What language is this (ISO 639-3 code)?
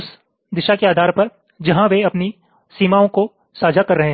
hin